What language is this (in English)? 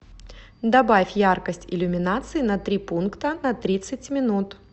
Russian